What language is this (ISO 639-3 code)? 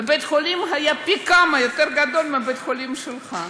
heb